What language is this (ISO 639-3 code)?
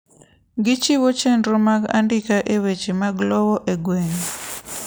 luo